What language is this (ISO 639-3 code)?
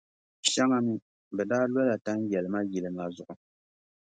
dag